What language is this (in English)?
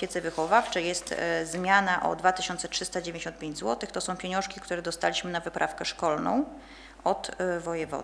Polish